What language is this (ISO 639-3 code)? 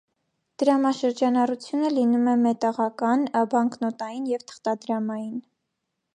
hye